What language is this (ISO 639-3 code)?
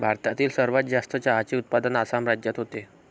mar